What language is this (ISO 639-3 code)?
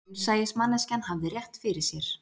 isl